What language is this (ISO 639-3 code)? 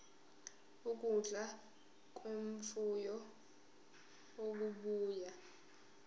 zul